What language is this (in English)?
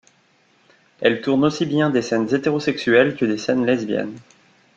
French